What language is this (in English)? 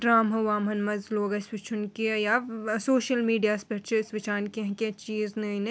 Kashmiri